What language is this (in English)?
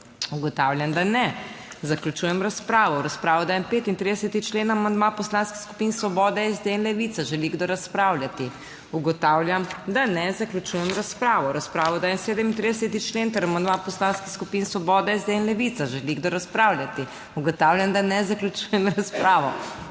Slovenian